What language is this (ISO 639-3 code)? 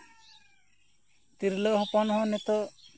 sat